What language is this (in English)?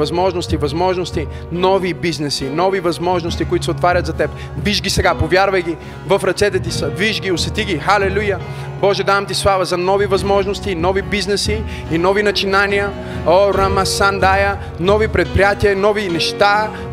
Bulgarian